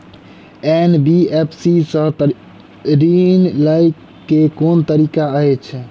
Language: Maithili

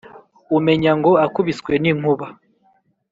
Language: Kinyarwanda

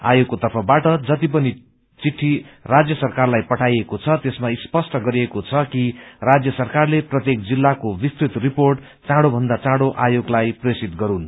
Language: Nepali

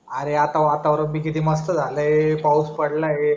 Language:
Marathi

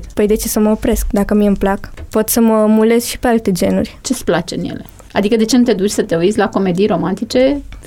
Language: Romanian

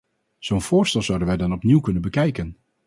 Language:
Dutch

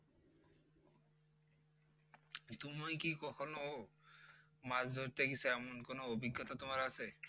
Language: Bangla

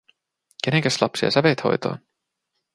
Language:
Finnish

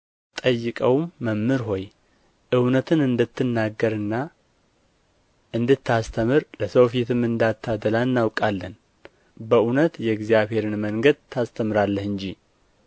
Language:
Amharic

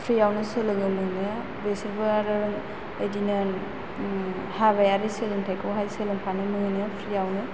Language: Bodo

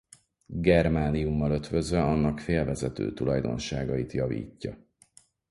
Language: Hungarian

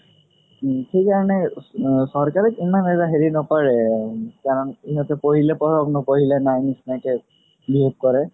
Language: Assamese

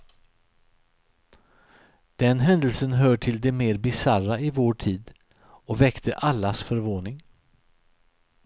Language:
Swedish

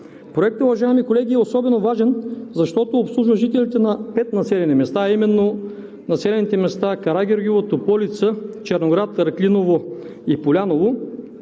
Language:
Bulgarian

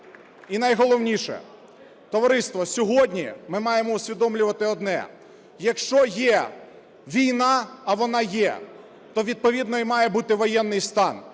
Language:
Ukrainian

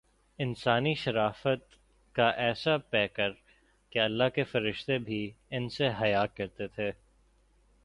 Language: Urdu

